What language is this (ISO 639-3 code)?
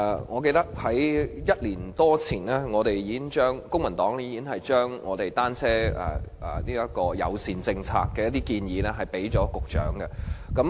yue